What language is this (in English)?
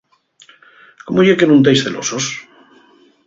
Asturian